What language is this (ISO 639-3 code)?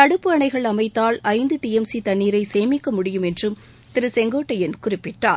tam